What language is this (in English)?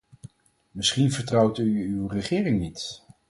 Dutch